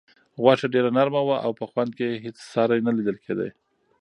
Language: Pashto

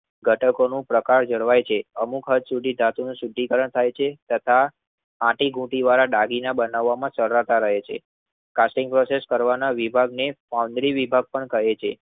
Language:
Gujarati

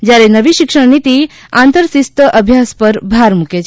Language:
Gujarati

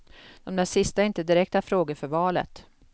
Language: Swedish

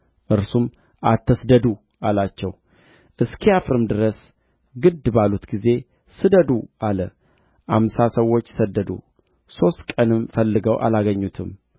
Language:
Amharic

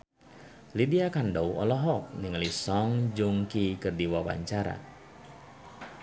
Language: Sundanese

